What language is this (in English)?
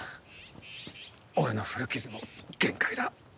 Japanese